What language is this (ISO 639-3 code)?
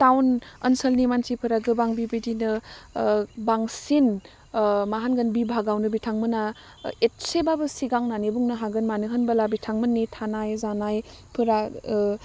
brx